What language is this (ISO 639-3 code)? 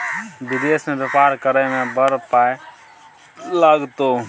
mai